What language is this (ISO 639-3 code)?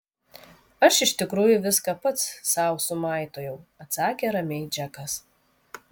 lit